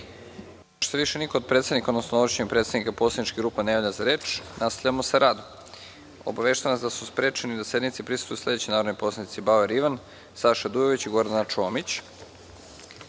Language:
Serbian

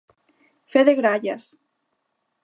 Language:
Galician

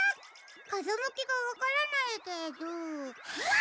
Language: Japanese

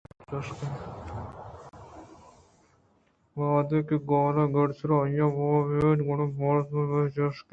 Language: Eastern Balochi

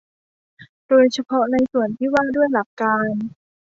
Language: Thai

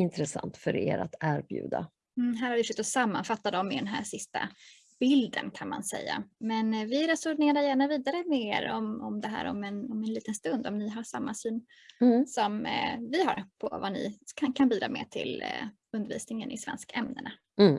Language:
Swedish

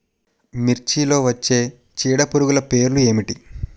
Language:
Telugu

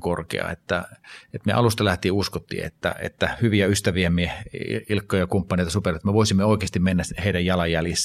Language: Finnish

